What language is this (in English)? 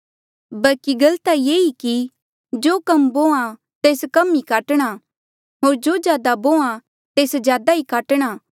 Mandeali